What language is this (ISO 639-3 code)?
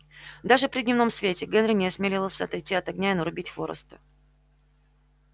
rus